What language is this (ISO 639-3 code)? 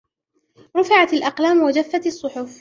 ara